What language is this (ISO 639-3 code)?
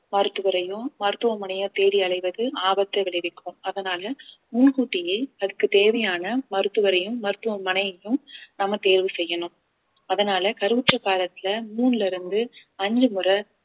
tam